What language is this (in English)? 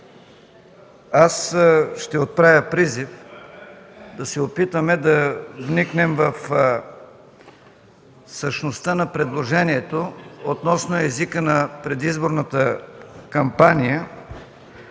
Bulgarian